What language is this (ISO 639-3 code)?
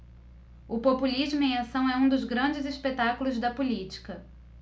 por